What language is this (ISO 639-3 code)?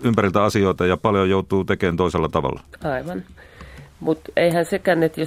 fin